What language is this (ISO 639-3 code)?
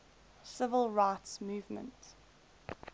eng